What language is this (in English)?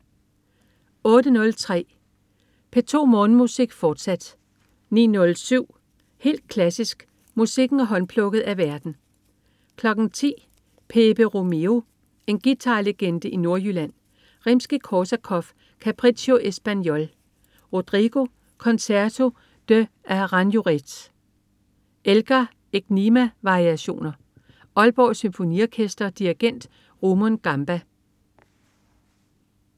Danish